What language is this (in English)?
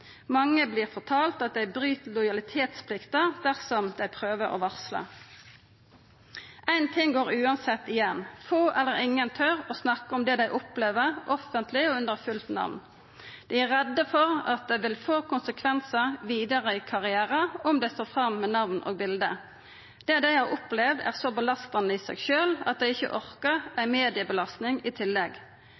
Norwegian Nynorsk